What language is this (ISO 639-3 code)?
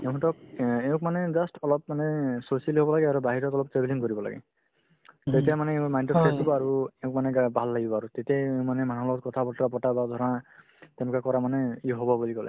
asm